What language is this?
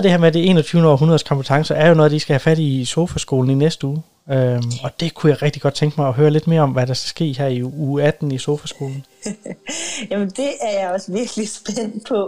Danish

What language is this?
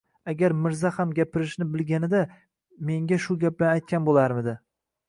Uzbek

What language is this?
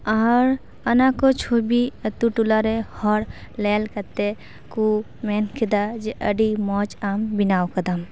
Santali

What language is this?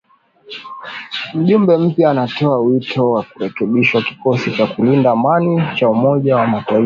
Swahili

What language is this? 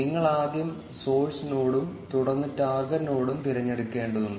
Malayalam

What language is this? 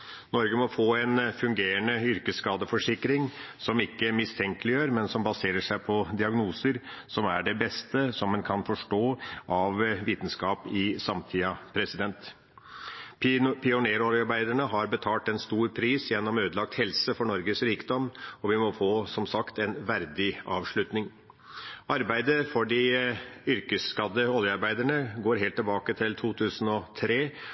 Norwegian Bokmål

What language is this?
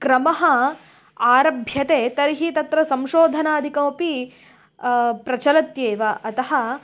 Sanskrit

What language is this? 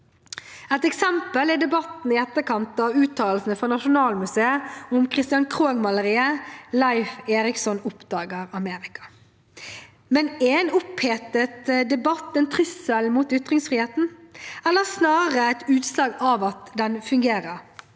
Norwegian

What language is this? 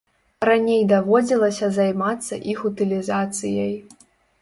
Belarusian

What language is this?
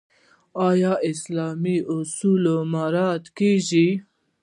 Pashto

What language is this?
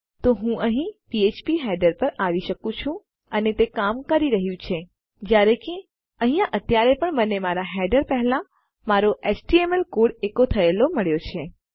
Gujarati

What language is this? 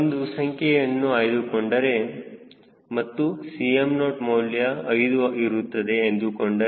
Kannada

